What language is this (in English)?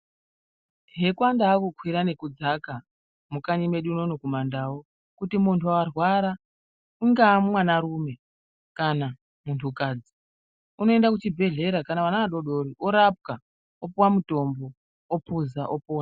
Ndau